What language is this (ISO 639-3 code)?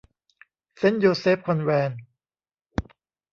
tha